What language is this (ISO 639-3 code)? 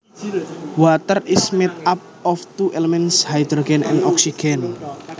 jav